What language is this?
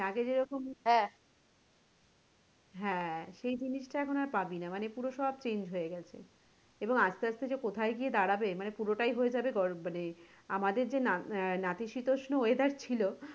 Bangla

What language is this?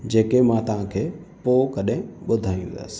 Sindhi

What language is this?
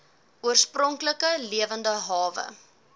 Afrikaans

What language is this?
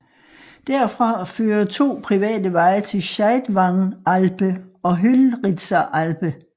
Danish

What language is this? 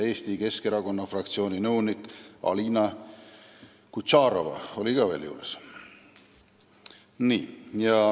Estonian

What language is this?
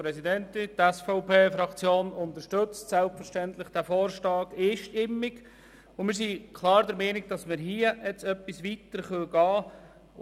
Swiss German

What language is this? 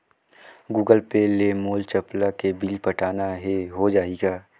Chhattisgarhi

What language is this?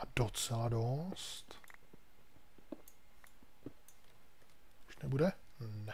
Czech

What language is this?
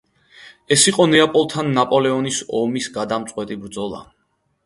Georgian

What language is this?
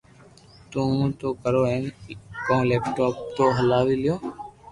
Loarki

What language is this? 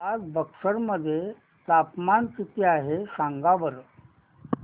Marathi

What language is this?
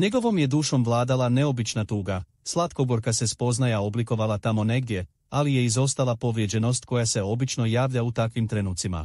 Croatian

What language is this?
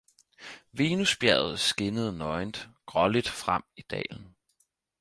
Danish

